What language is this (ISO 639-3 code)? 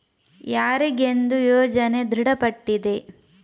kan